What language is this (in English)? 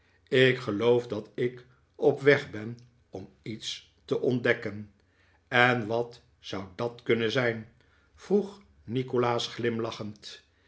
Dutch